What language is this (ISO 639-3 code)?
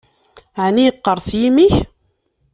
kab